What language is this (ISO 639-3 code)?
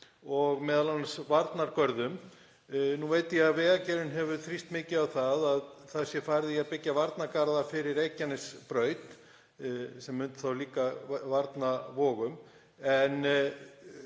isl